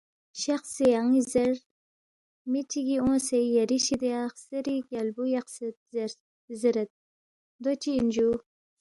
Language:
Balti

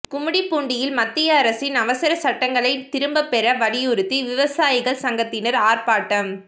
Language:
Tamil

